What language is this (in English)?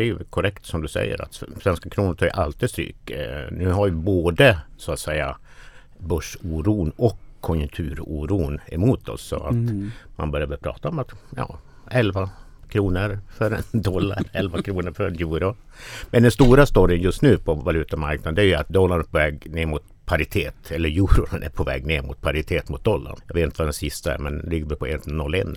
Swedish